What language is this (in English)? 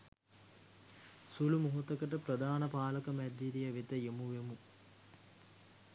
Sinhala